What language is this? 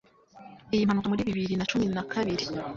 Kinyarwanda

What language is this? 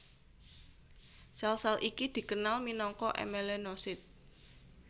Javanese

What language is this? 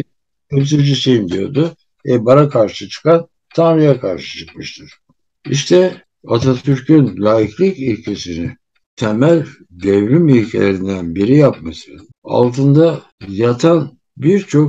Turkish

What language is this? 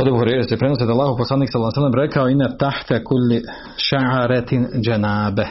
Croatian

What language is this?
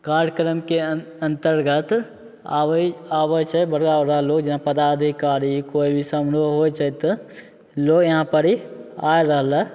Maithili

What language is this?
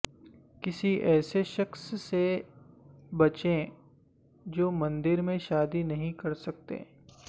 Urdu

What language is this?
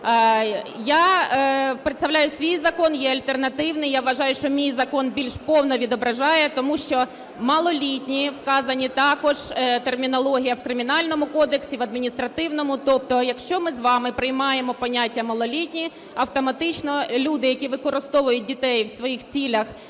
Ukrainian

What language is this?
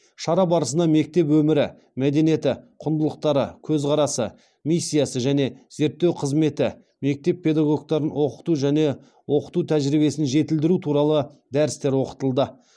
Kazakh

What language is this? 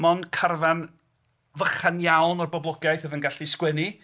Welsh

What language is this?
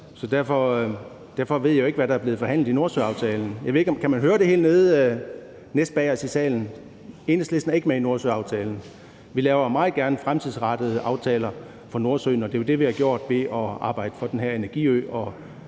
Danish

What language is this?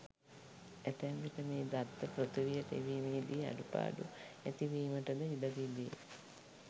Sinhala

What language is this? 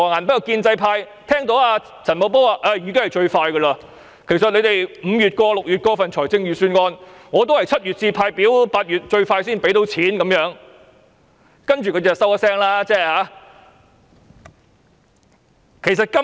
Cantonese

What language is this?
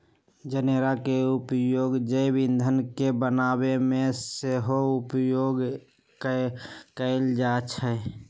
Magahi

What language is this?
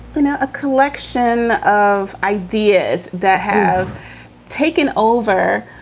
English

